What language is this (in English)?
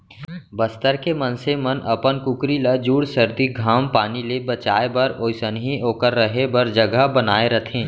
Chhattisgarhi